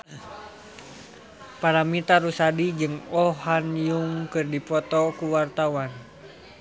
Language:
Sundanese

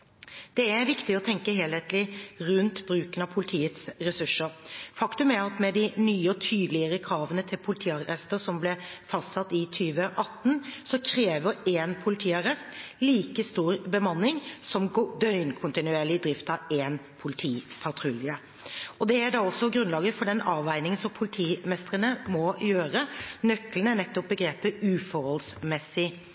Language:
Norwegian Bokmål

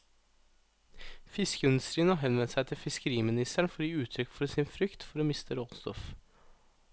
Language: Norwegian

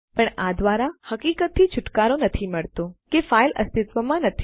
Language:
Gujarati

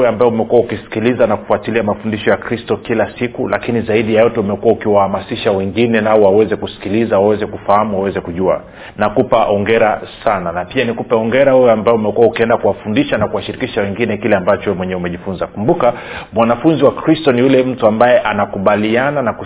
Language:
Swahili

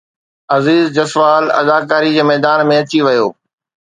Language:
Sindhi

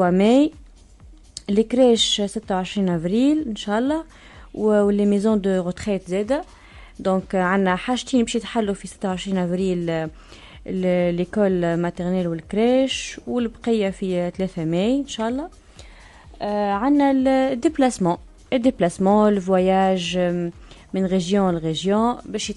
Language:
Arabic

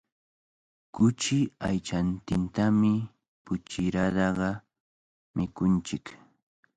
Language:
Cajatambo North Lima Quechua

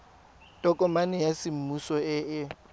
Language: Tswana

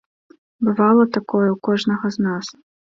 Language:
Belarusian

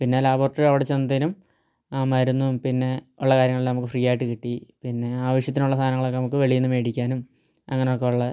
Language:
Malayalam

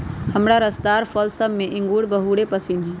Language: Magahi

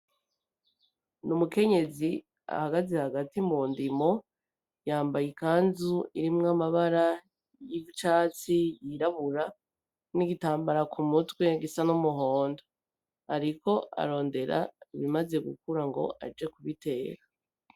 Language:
Rundi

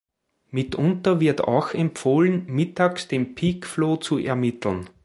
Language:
German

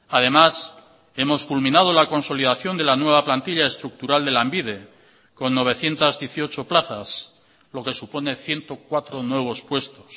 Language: Spanish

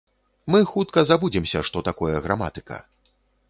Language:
Belarusian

